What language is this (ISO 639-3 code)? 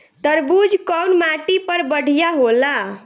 bho